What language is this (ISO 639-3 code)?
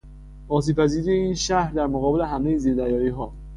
fas